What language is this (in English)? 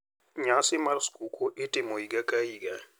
Luo (Kenya and Tanzania)